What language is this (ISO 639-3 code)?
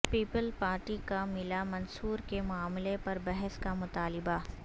urd